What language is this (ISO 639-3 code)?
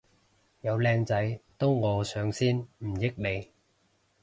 yue